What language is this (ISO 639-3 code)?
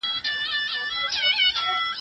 pus